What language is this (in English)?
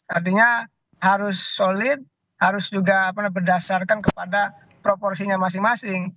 Indonesian